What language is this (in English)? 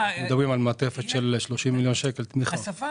Hebrew